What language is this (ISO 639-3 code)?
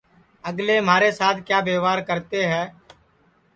ssi